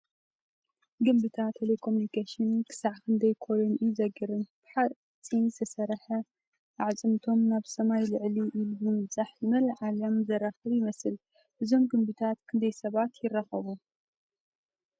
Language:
Tigrinya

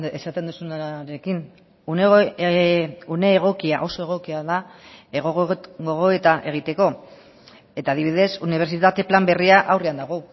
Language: Basque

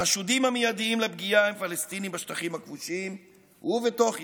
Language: Hebrew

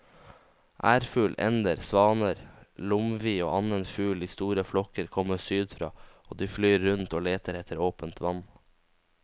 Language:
Norwegian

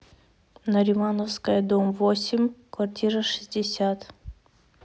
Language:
Russian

